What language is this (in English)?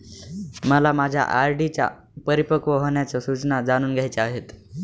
Marathi